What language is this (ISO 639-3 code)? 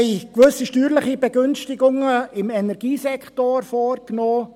gsw